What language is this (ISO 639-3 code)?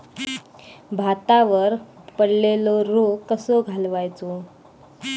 mar